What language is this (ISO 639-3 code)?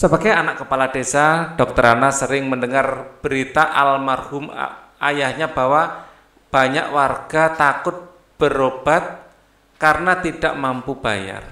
ind